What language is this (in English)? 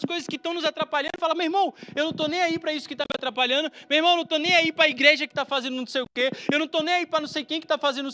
Portuguese